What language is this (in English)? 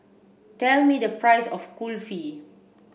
English